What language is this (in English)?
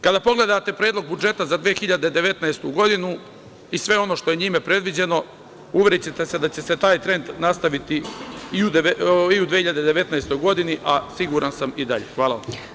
Serbian